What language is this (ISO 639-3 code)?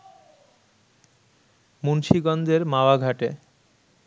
ben